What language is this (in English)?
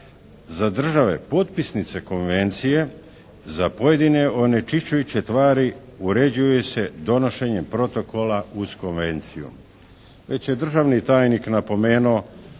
Croatian